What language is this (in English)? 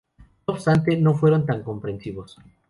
Spanish